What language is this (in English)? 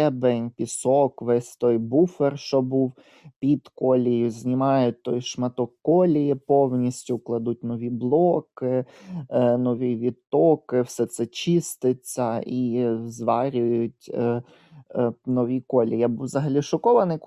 Ukrainian